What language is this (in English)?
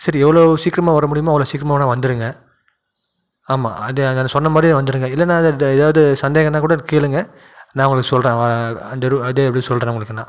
Tamil